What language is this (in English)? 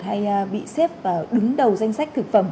Vietnamese